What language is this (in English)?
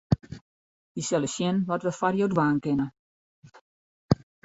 Western Frisian